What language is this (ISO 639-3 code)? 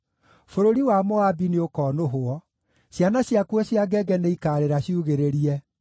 kik